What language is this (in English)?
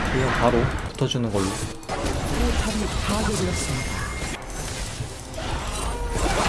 Korean